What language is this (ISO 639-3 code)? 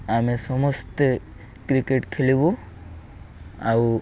ori